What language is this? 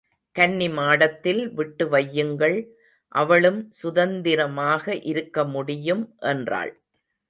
Tamil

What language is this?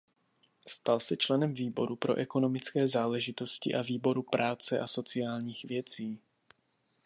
Czech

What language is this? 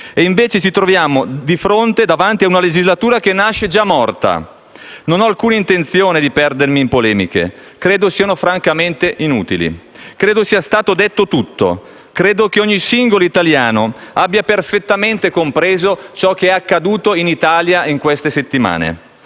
Italian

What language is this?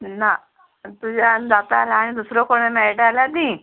Konkani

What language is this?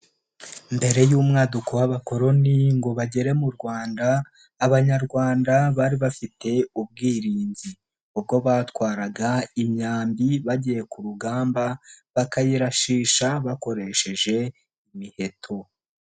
Kinyarwanda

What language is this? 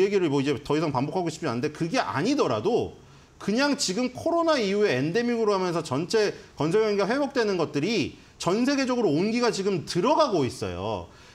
Korean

